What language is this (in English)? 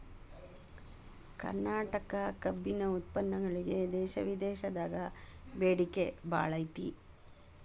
Kannada